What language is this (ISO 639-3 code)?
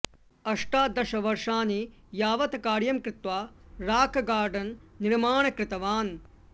san